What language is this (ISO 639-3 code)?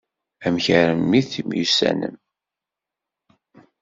kab